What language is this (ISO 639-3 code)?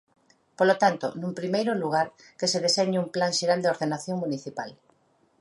glg